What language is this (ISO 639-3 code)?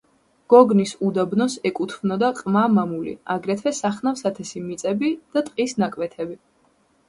kat